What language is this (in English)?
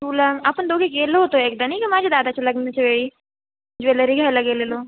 Marathi